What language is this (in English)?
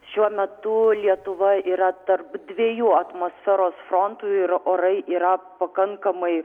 Lithuanian